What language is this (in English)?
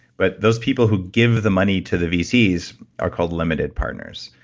English